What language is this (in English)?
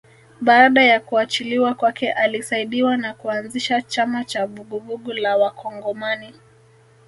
Swahili